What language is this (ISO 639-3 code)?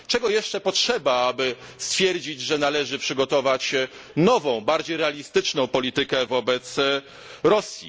pol